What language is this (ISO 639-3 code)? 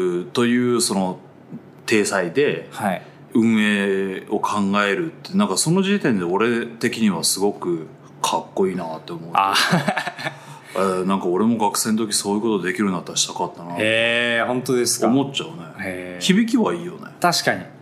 jpn